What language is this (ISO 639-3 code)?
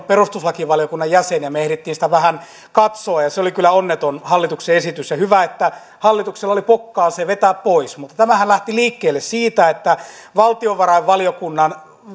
fin